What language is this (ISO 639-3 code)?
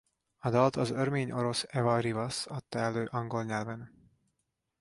hun